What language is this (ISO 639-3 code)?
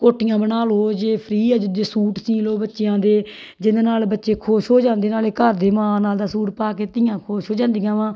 pan